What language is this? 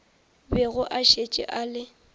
Northern Sotho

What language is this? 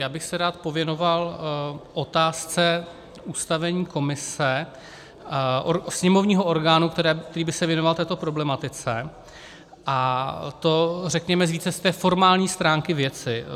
Czech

